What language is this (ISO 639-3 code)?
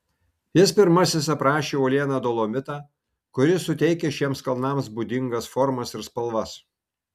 lit